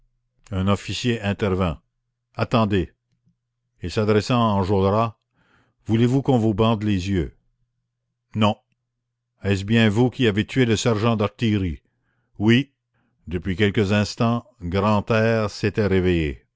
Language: French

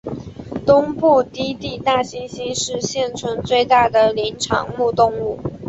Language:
Chinese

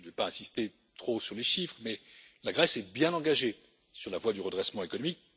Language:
French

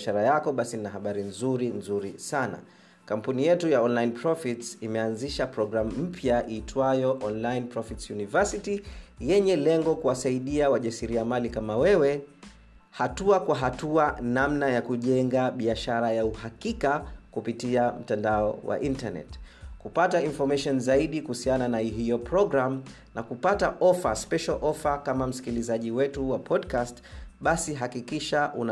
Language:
Swahili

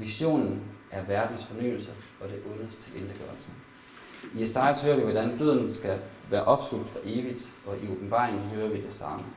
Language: Danish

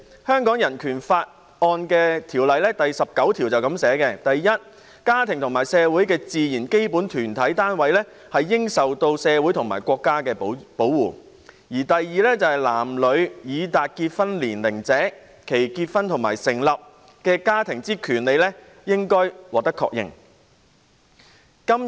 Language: Cantonese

